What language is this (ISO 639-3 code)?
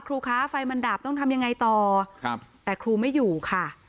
tha